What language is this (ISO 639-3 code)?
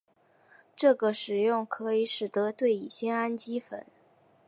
zho